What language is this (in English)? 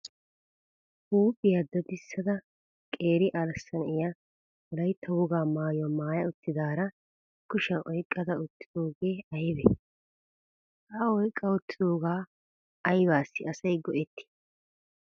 Wolaytta